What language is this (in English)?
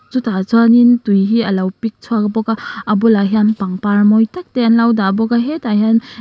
Mizo